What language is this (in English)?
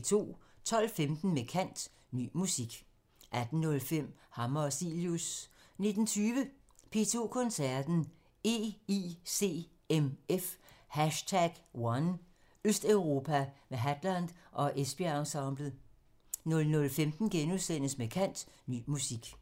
Danish